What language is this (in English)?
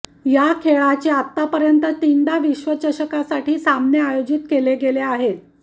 Marathi